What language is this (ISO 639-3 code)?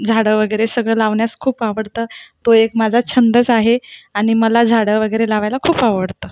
mar